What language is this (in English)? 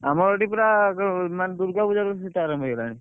Odia